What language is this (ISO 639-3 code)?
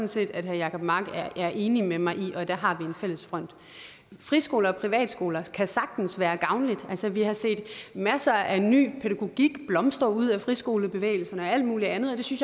dan